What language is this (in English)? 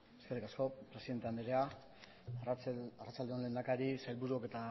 Basque